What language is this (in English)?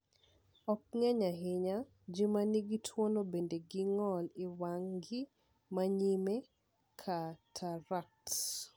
Luo (Kenya and Tanzania)